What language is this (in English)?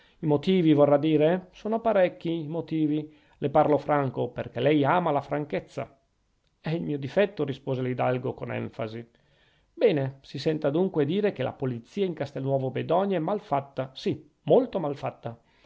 Italian